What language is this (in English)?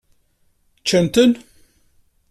Kabyle